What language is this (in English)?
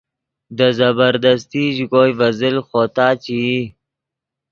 Yidgha